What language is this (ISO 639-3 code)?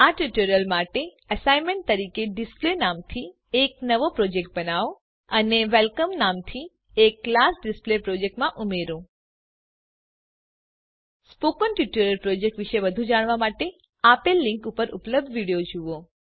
guj